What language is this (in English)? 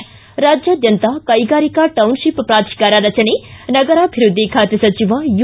Kannada